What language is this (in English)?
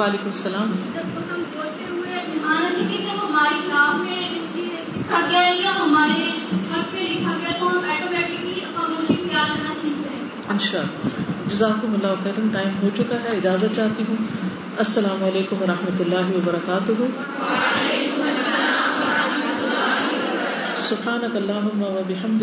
Urdu